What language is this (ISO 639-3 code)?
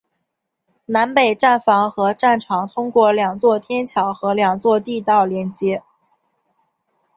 zho